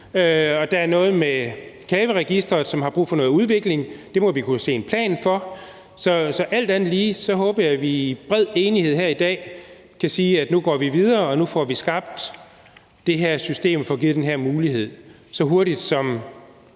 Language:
Danish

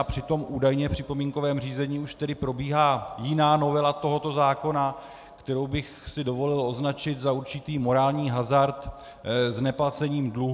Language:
Czech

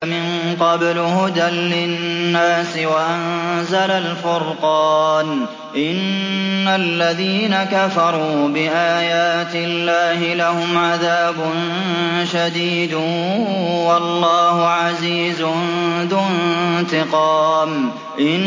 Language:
Arabic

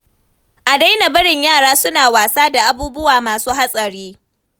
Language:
Hausa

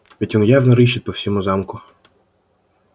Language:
Russian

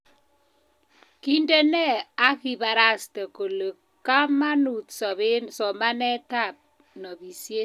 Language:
Kalenjin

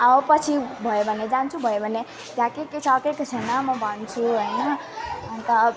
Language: Nepali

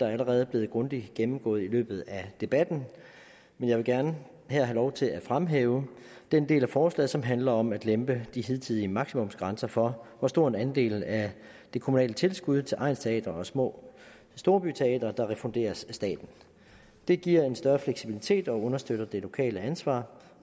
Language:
Danish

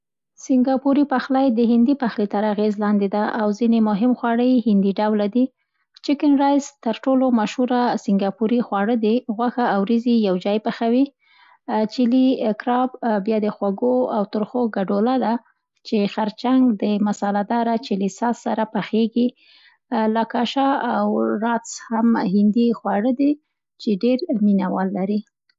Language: Central Pashto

